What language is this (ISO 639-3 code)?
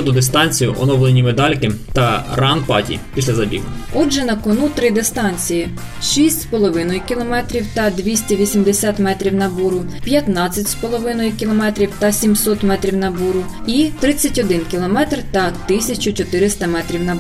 ukr